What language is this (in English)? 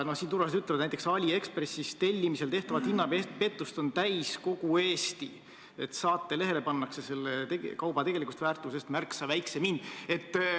Estonian